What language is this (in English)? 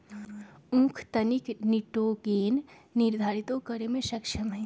Magahi